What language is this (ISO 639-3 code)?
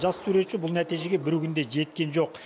kaz